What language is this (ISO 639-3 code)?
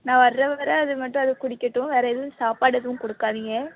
tam